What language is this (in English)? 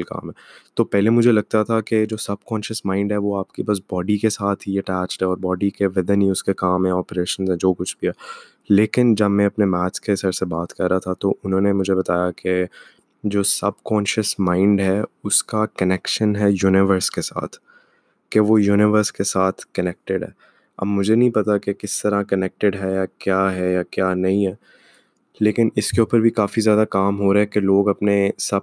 Urdu